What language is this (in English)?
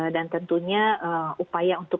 Indonesian